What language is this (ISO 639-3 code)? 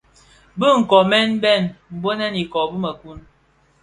ksf